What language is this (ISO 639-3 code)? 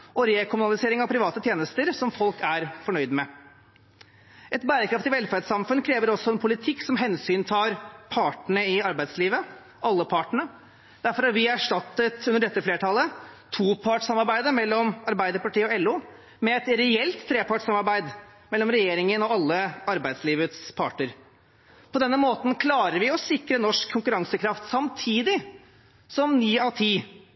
nob